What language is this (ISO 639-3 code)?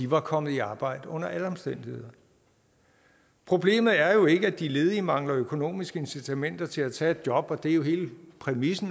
dan